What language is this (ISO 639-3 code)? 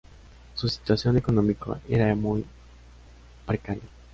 spa